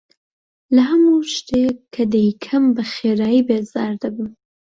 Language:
Central Kurdish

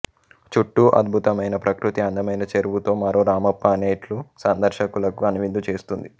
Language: Telugu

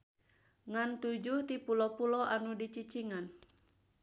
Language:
Sundanese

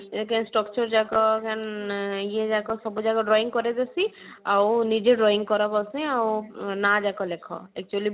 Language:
Odia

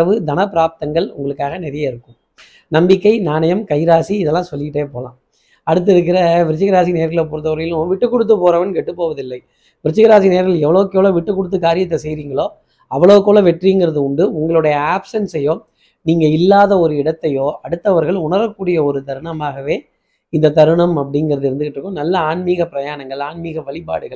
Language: Tamil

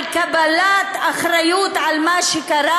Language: Hebrew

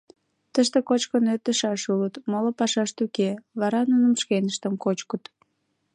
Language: Mari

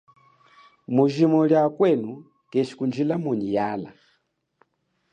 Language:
Chokwe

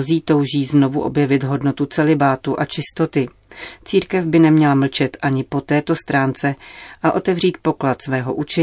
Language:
Czech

